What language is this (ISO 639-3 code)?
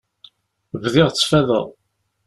kab